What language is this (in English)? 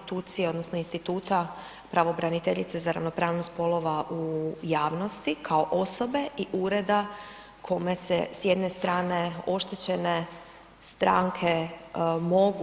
Croatian